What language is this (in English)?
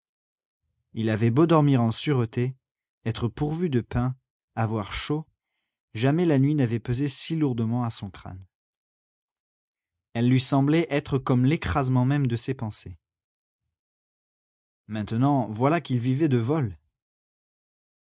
French